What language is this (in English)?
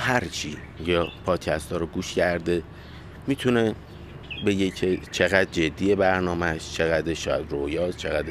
Persian